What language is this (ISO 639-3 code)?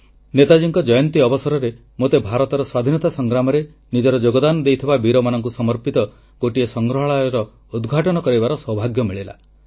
ori